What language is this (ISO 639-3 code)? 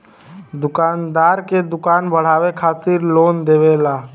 bho